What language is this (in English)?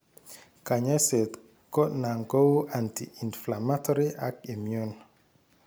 Kalenjin